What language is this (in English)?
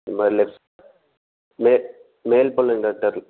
Tamil